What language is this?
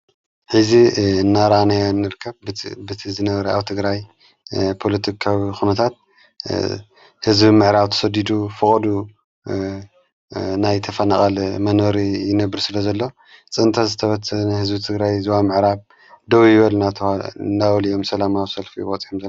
Tigrinya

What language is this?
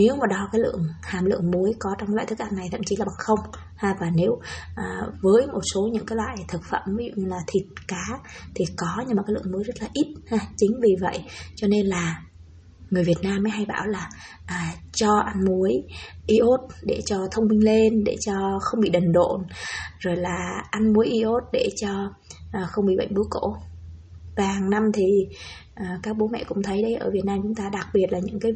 Vietnamese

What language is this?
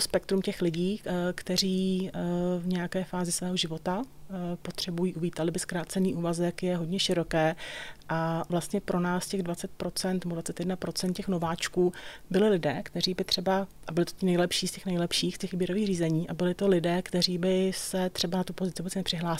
Czech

